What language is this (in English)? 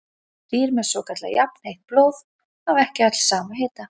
Icelandic